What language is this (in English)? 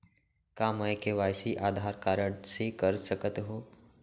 Chhattisgarhi